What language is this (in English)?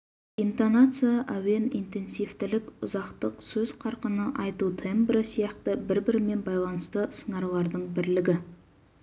Kazakh